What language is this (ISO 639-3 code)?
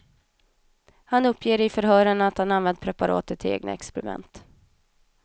swe